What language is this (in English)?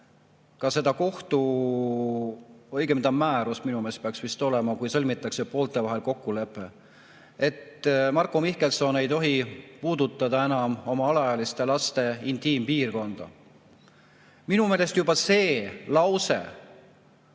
Estonian